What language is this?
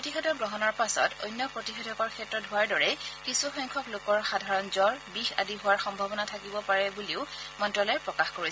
Assamese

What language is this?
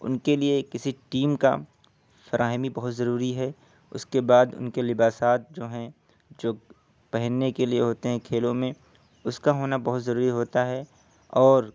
Urdu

